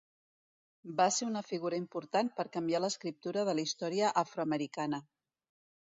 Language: Catalan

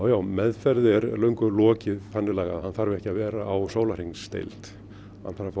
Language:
Icelandic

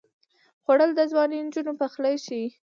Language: Pashto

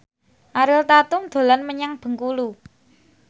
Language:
Javanese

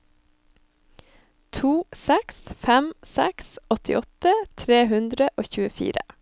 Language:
Norwegian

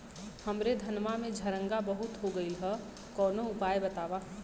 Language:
Bhojpuri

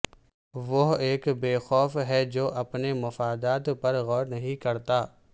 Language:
Urdu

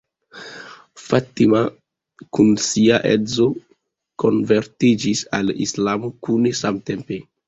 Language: Esperanto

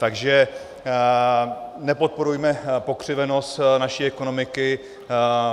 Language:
Czech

